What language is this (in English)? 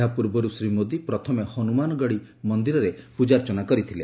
Odia